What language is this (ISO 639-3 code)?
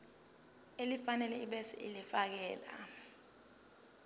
zul